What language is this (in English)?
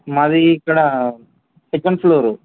Telugu